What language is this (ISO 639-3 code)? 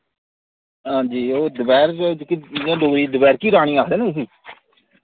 doi